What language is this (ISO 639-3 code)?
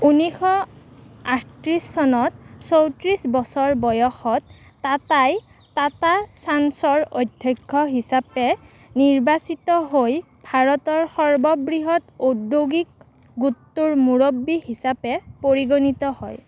asm